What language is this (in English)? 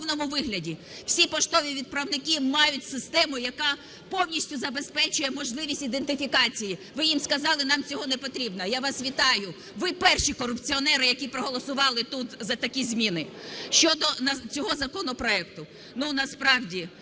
Ukrainian